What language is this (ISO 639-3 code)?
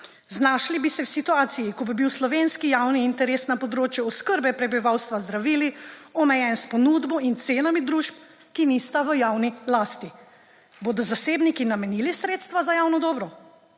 slv